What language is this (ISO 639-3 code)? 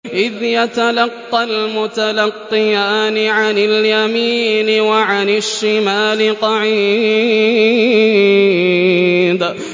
ara